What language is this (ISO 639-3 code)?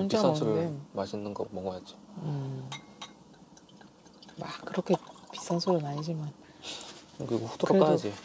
kor